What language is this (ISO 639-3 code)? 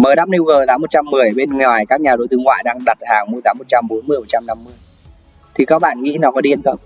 vie